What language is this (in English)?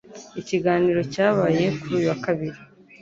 Kinyarwanda